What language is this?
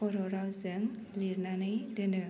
Bodo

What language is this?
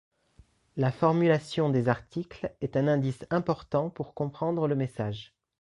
French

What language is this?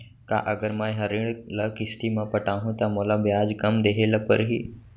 Chhattisgarhi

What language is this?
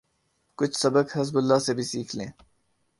Urdu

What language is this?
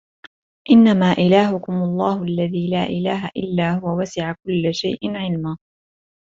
Arabic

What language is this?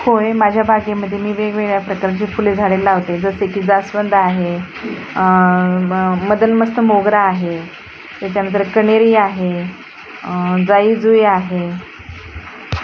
Marathi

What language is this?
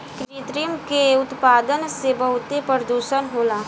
Bhojpuri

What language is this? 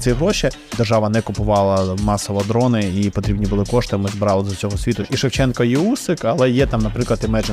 Ukrainian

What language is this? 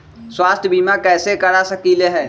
Magahi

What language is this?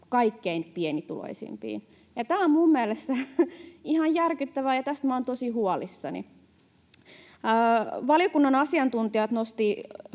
Finnish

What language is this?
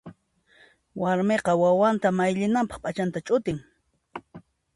Puno Quechua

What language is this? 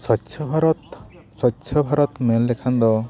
Santali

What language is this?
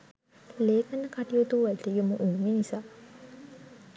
Sinhala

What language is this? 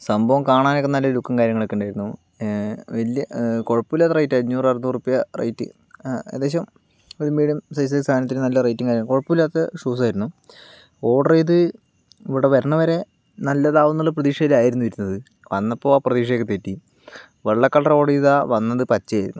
Malayalam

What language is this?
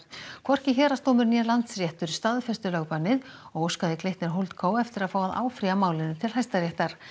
Icelandic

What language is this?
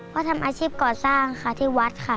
Thai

